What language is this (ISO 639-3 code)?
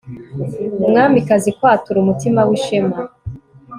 kin